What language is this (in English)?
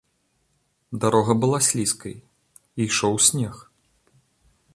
Belarusian